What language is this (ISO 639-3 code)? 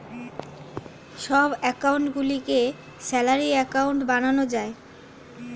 ben